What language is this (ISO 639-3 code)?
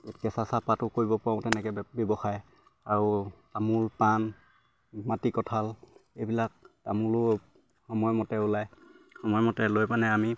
asm